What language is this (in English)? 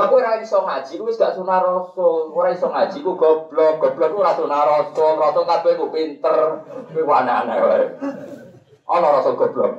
Indonesian